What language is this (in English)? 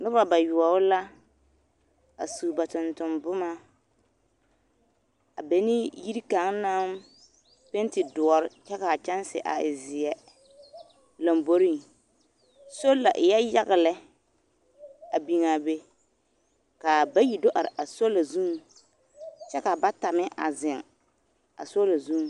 Southern Dagaare